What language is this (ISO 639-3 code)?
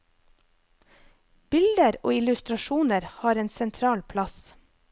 nor